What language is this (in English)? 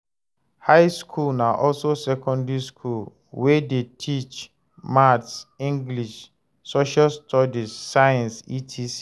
Nigerian Pidgin